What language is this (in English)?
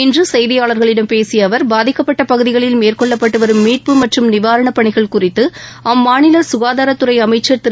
Tamil